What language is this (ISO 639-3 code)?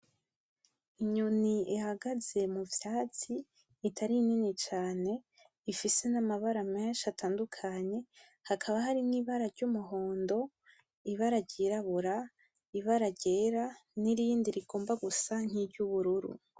run